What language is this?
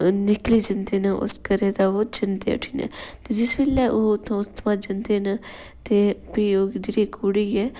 Dogri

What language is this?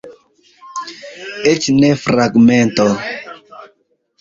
Esperanto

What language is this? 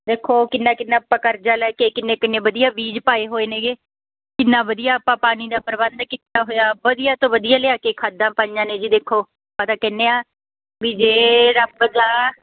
Punjabi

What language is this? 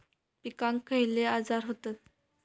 Marathi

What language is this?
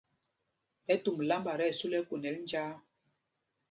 Mpumpong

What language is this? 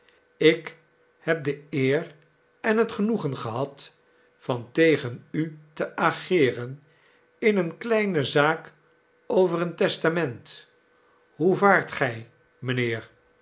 Dutch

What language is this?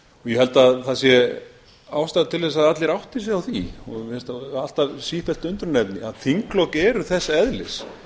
Icelandic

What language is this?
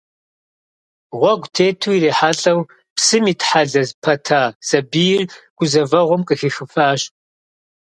Kabardian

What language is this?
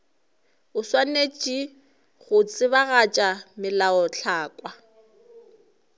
Northern Sotho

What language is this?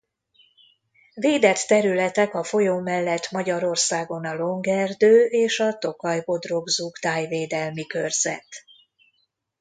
Hungarian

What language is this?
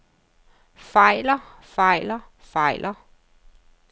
Danish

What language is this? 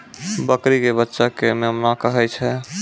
Maithili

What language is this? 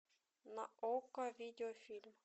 Russian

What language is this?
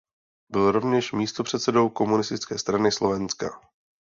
Czech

